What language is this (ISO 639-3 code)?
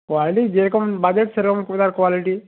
ben